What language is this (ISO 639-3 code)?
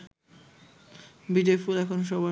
ben